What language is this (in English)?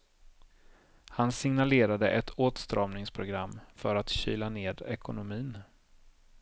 Swedish